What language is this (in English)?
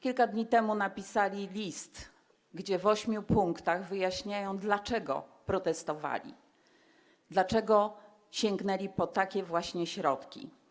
Polish